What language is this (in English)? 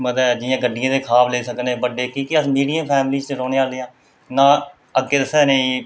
Dogri